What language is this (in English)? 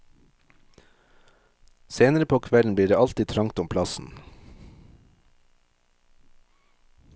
Norwegian